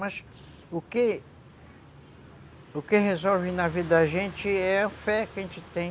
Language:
Portuguese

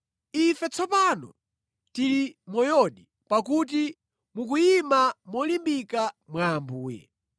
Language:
Nyanja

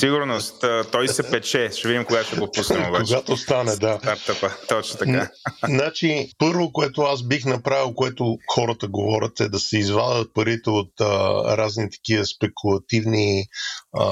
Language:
Bulgarian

